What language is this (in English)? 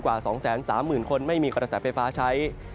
Thai